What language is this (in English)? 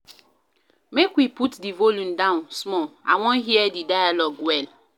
Nigerian Pidgin